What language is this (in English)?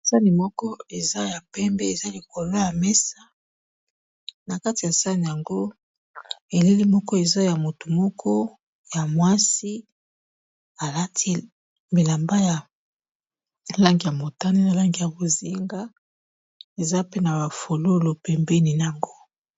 Lingala